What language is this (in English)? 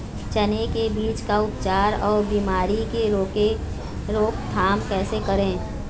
Chhattisgarhi